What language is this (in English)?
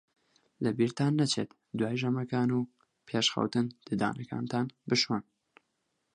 Central Kurdish